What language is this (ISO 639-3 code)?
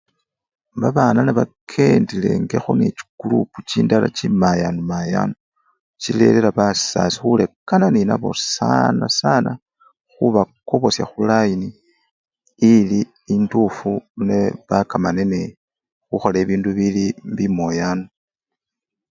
luy